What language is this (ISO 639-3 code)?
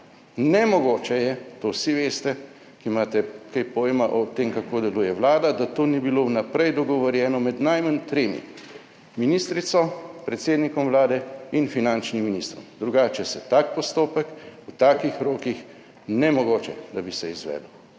slv